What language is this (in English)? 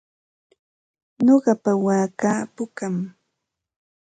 Ambo-Pasco Quechua